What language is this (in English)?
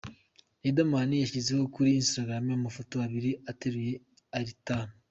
Kinyarwanda